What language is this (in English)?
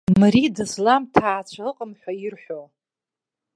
Abkhazian